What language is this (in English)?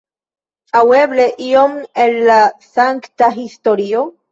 Esperanto